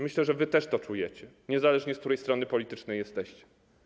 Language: Polish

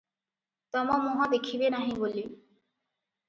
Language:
Odia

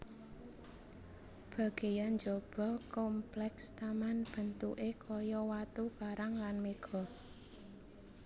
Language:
Javanese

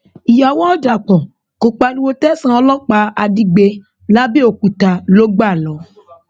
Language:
Yoruba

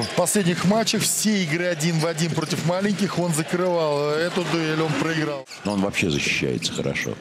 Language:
Russian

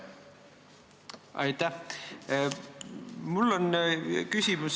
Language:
Estonian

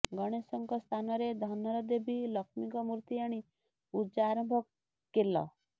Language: Odia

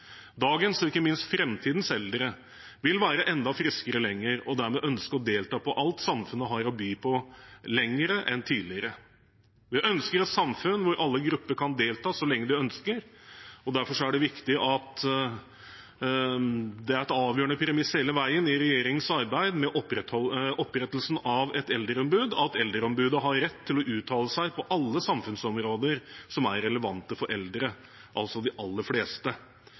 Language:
Norwegian Bokmål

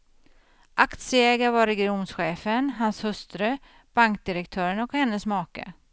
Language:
Swedish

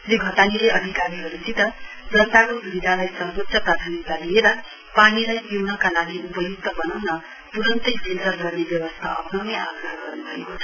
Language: Nepali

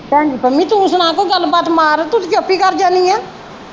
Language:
Punjabi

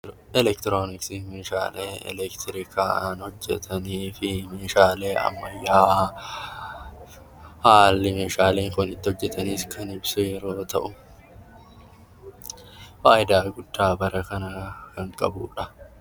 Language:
Oromo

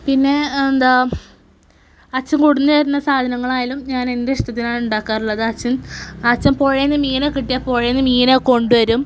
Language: Malayalam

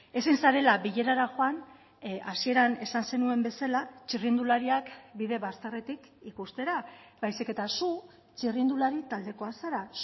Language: Basque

